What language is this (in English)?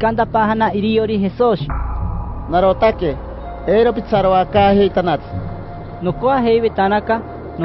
Korean